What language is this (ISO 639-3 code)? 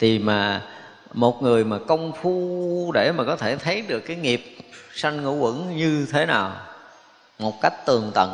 vie